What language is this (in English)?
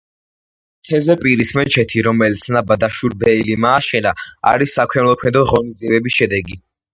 Georgian